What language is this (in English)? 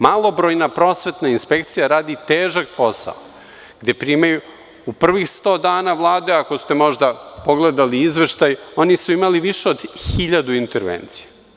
Serbian